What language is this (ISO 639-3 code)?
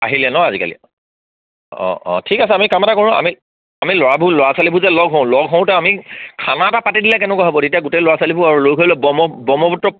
asm